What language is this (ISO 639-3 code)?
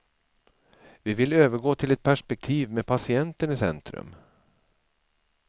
swe